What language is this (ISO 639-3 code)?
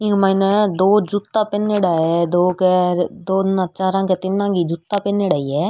raj